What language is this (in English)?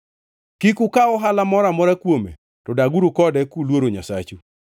Luo (Kenya and Tanzania)